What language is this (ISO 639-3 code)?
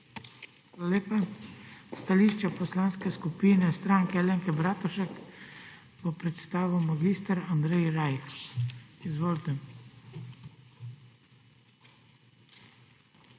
slv